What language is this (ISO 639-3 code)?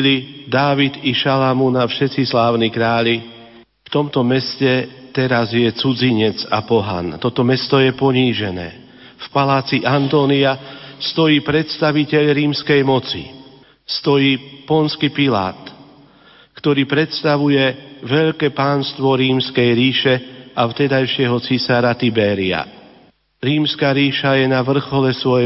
slk